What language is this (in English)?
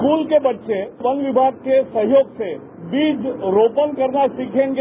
Hindi